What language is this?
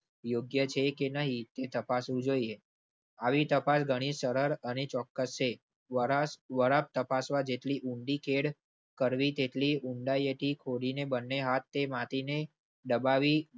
Gujarati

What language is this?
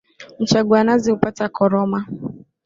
Swahili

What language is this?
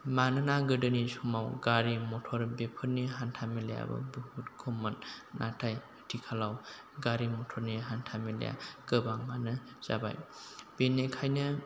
Bodo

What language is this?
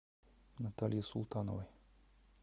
Russian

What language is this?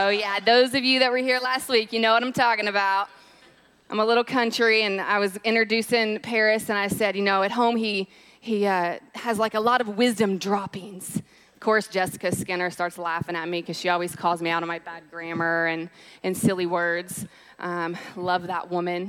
English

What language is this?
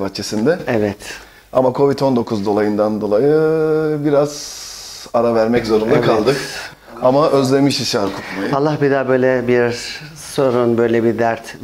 Turkish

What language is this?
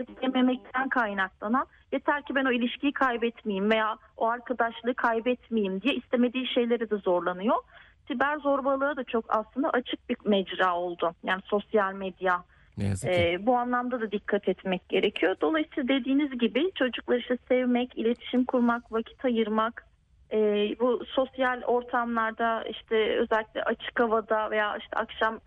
Turkish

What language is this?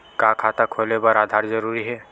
Chhattisgarhi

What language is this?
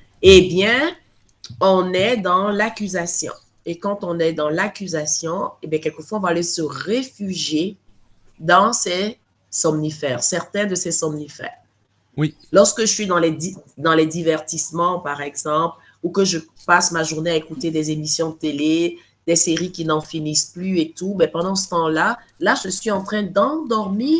French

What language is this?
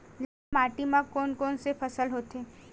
Chhattisgarhi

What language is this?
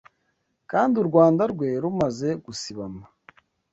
Kinyarwanda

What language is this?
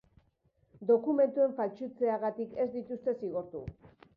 Basque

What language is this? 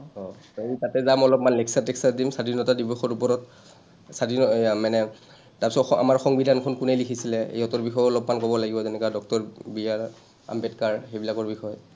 Assamese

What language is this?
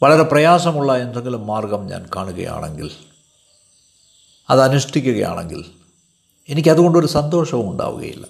Malayalam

